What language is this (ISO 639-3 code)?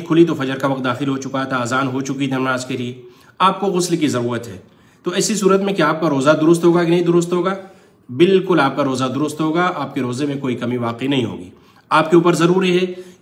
ara